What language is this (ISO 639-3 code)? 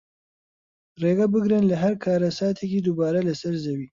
ckb